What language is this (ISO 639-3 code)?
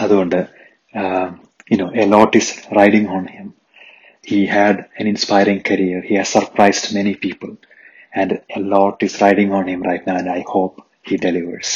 mal